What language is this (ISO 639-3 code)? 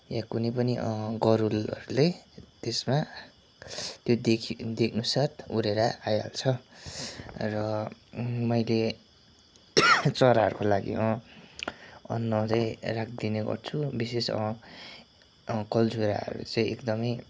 nep